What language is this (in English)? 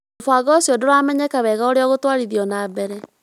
Kikuyu